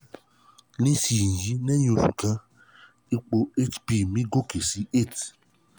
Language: Yoruba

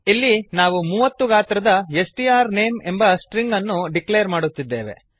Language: Kannada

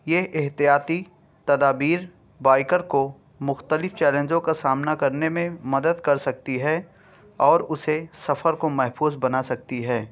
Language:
Urdu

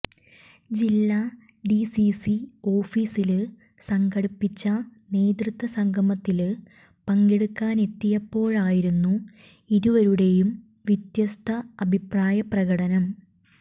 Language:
Malayalam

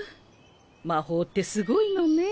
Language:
Japanese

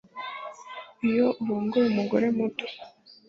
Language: Kinyarwanda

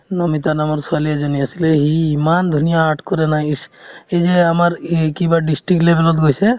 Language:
Assamese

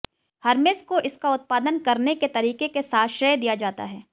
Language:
Hindi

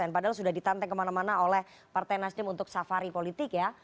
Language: Indonesian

